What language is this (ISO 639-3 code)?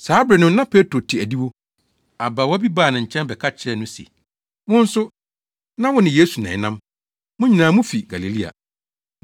aka